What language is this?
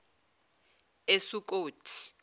Zulu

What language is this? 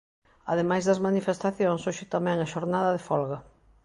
Galician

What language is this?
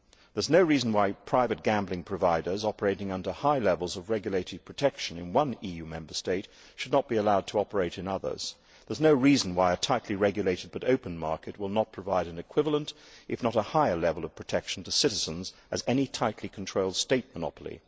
English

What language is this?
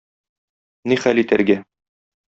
Tatar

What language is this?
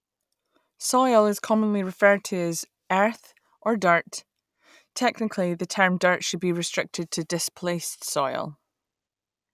English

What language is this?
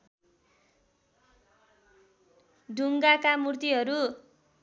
Nepali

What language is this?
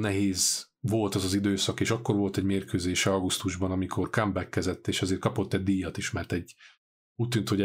Hungarian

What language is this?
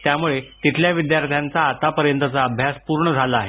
Marathi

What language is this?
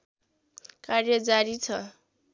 Nepali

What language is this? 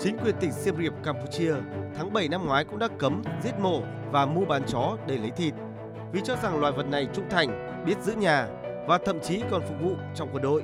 Vietnamese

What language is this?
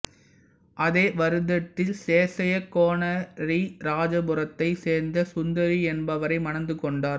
Tamil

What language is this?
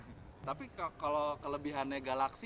Indonesian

